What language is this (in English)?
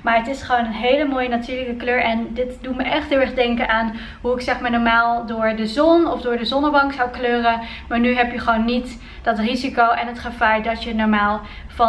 Dutch